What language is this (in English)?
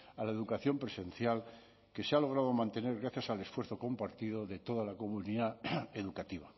Spanish